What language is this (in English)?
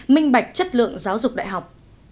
Vietnamese